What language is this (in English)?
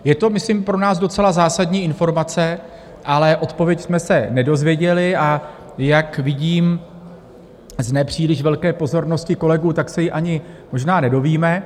Czech